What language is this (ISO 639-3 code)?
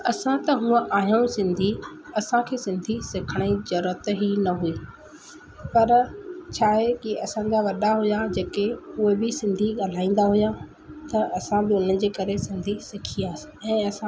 snd